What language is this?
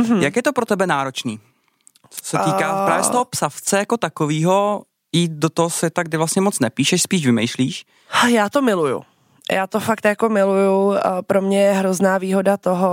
Czech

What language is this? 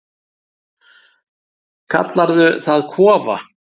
Icelandic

